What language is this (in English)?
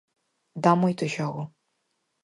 Galician